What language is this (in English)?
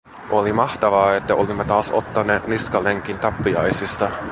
Finnish